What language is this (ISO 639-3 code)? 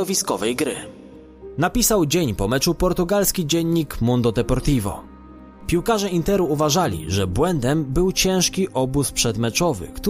pol